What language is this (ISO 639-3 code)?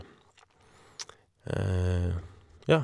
nor